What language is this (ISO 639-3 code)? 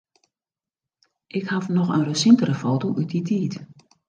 fry